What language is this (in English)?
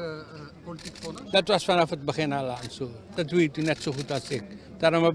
Dutch